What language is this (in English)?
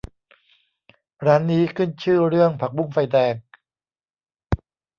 Thai